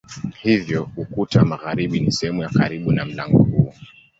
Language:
Swahili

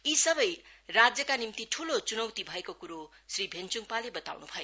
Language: Nepali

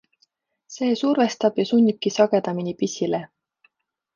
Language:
Estonian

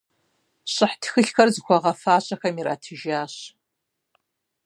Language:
Kabardian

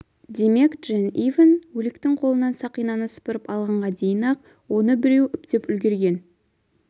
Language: Kazakh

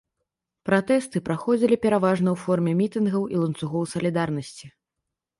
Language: Belarusian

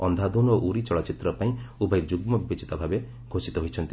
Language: Odia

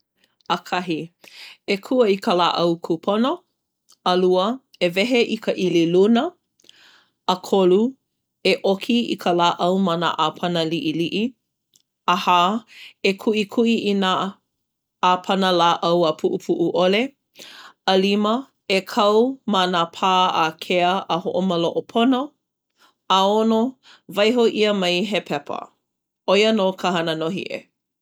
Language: Hawaiian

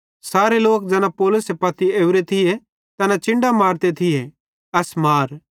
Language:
Bhadrawahi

